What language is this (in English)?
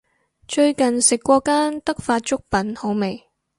Cantonese